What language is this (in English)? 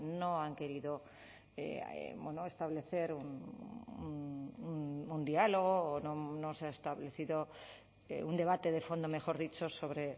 Spanish